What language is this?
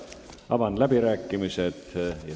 Estonian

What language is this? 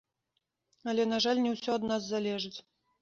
Belarusian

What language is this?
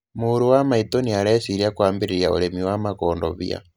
Kikuyu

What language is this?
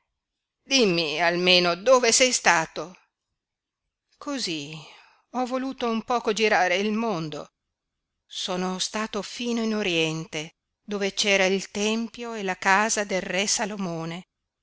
Italian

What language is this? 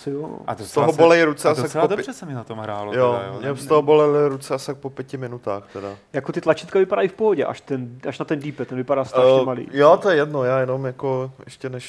Czech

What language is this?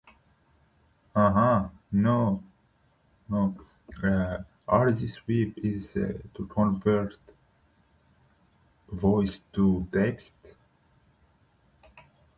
English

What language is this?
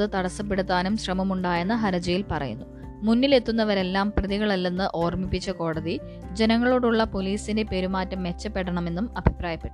Malayalam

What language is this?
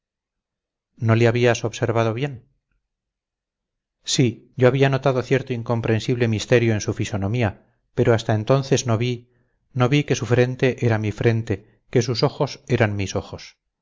Spanish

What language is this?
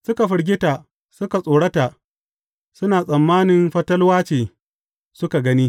Hausa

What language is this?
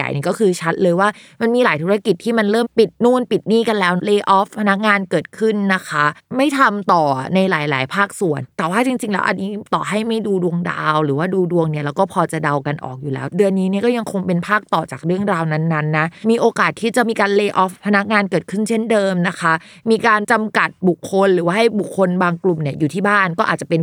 Thai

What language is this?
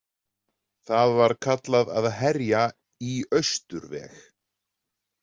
Icelandic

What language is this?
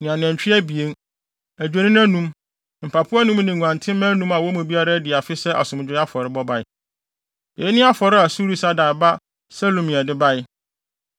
Akan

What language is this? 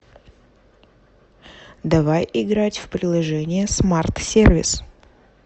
Russian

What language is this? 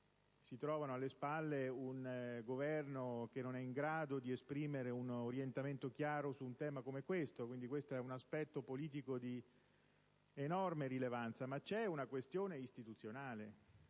Italian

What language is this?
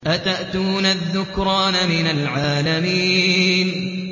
Arabic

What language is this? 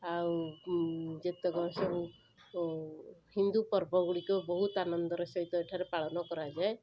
Odia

